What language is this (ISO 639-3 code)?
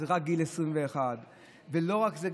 heb